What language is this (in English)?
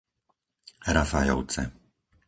Slovak